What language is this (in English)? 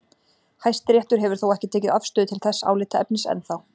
Icelandic